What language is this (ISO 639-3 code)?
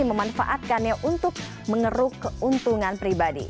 ind